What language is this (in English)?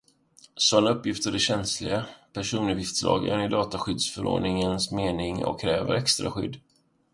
Swedish